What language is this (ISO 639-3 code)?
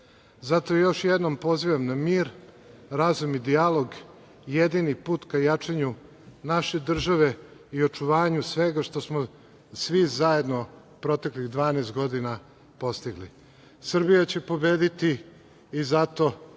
srp